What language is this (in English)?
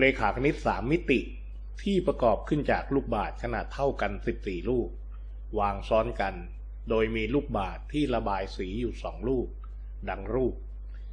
Thai